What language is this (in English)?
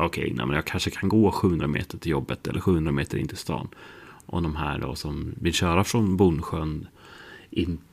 Swedish